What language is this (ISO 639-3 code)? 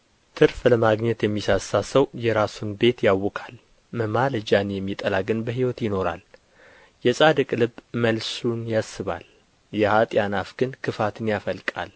amh